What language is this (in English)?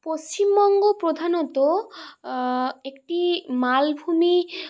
Bangla